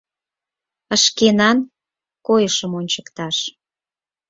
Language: Mari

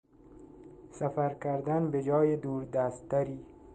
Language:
Persian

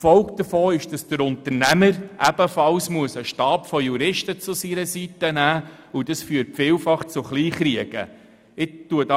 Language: Swiss German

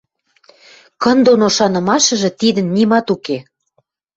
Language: Western Mari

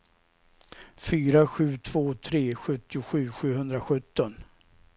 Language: Swedish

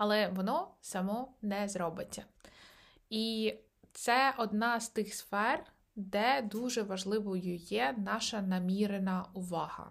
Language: Ukrainian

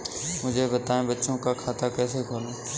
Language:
Hindi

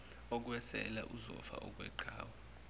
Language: Zulu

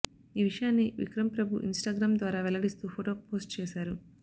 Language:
Telugu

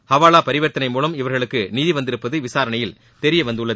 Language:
Tamil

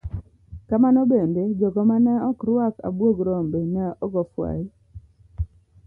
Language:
Luo (Kenya and Tanzania)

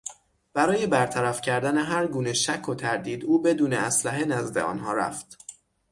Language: Persian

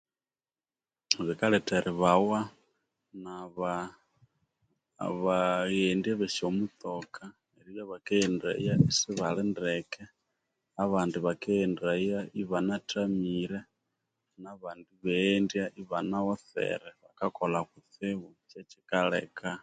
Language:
Konzo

